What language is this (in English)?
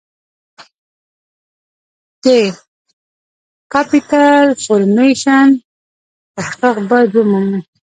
Pashto